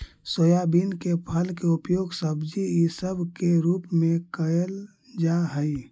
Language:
Magahi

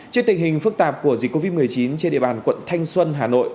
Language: Vietnamese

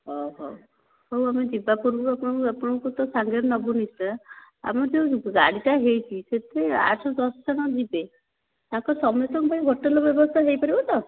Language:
Odia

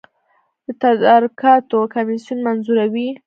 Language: Pashto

